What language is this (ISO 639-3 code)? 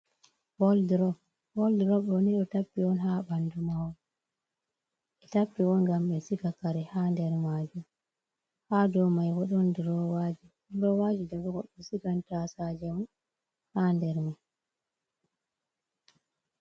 ful